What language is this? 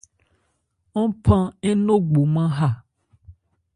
Ebrié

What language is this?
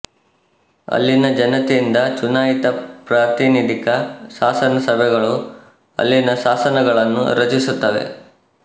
Kannada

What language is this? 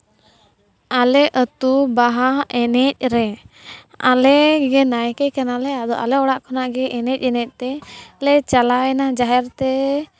Santali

